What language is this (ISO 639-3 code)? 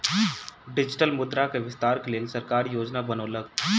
mai